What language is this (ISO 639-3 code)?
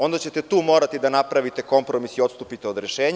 srp